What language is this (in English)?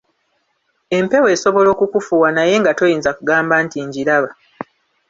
Ganda